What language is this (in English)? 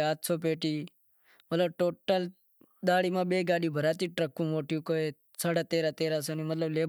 Wadiyara Koli